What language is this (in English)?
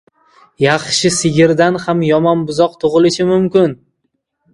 Uzbek